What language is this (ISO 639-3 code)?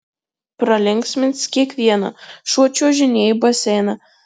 lit